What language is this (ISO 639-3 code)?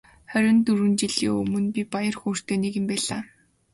mon